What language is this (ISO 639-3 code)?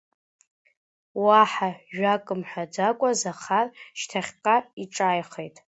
abk